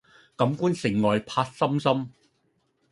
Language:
Cantonese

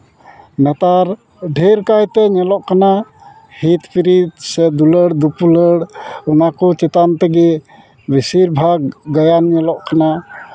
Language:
Santali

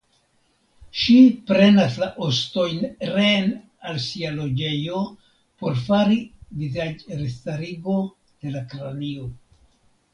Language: Esperanto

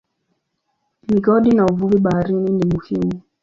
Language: Swahili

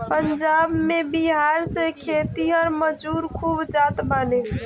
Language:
Bhojpuri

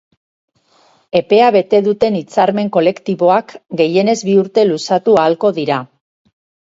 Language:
Basque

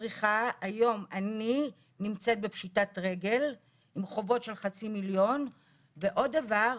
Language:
Hebrew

